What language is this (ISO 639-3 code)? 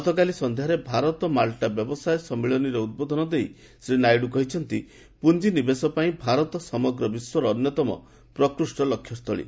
ori